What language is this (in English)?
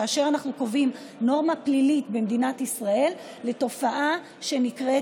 Hebrew